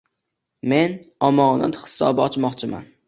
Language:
Uzbek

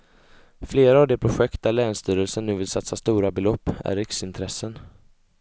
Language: Swedish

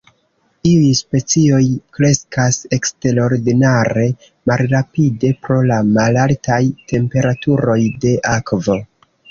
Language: Esperanto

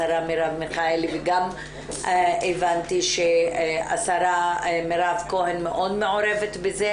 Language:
Hebrew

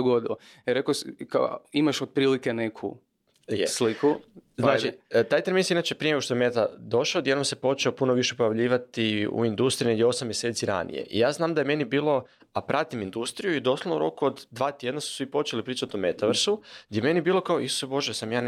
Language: Croatian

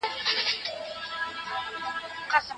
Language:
Pashto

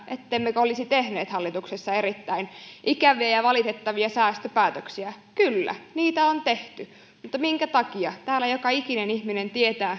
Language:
Finnish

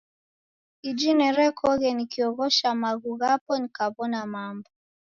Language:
Taita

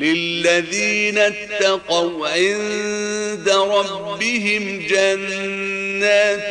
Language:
Arabic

